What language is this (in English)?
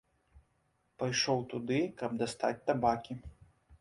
Belarusian